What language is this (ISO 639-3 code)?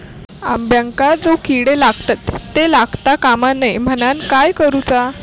mar